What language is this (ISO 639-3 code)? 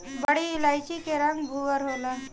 bho